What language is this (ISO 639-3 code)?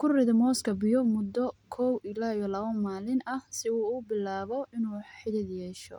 som